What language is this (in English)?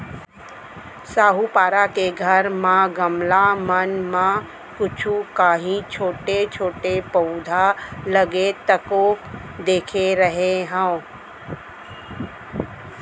Chhattisgarhi